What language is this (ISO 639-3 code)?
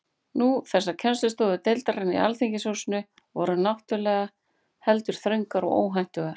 isl